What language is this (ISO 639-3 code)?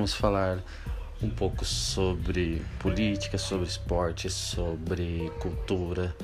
por